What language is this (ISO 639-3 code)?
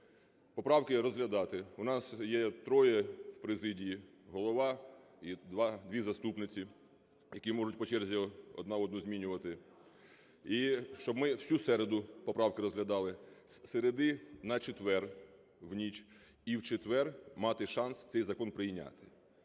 ukr